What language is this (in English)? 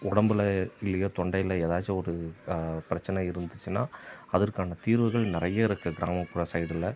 Tamil